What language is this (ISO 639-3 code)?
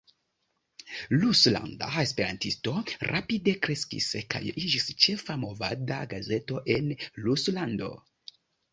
epo